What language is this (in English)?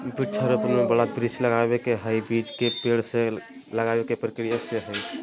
Magahi